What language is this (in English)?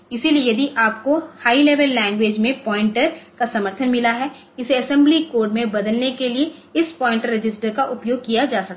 Hindi